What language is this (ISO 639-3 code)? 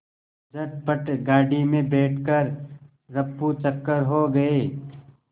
hin